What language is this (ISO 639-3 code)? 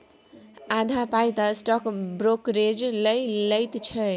mai